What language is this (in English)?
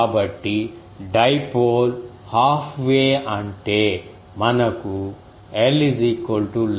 Telugu